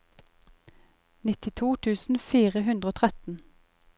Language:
Norwegian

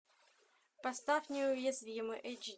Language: Russian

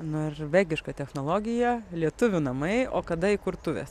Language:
Lithuanian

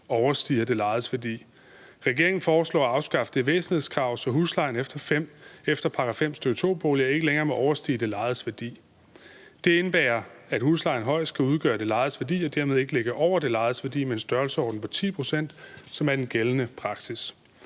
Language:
Danish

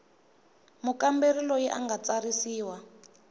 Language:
Tsonga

